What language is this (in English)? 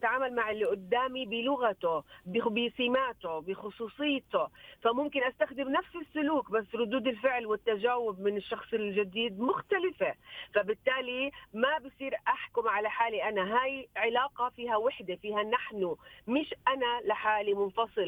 Arabic